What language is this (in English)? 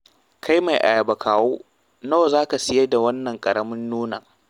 Hausa